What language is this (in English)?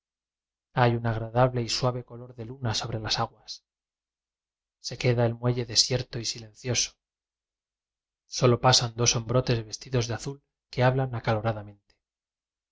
Spanish